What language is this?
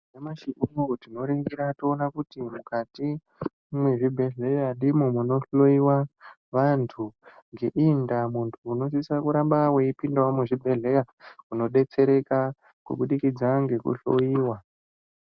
Ndau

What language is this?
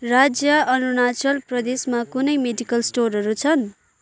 Nepali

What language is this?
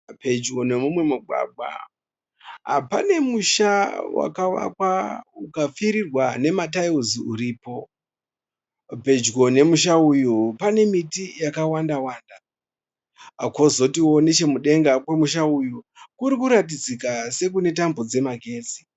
Shona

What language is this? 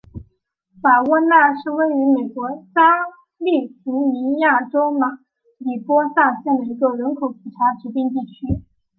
Chinese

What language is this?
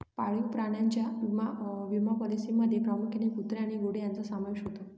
Marathi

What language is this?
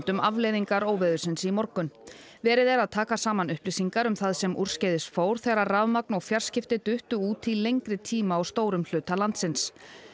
Icelandic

